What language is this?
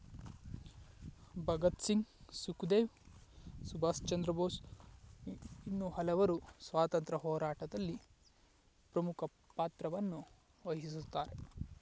Kannada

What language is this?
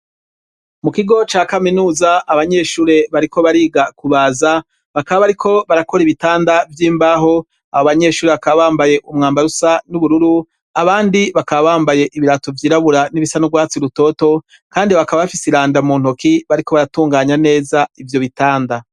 Rundi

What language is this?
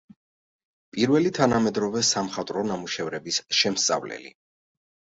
Georgian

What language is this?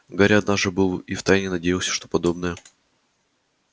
Russian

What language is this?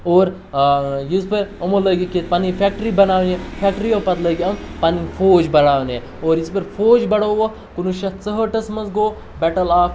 Kashmiri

